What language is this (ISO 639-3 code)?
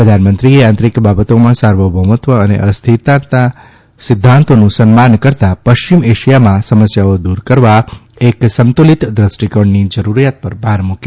guj